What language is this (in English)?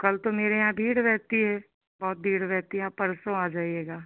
Hindi